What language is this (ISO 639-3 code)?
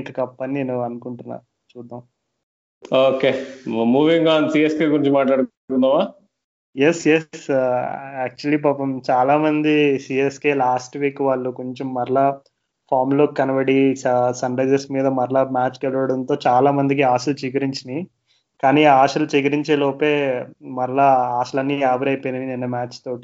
tel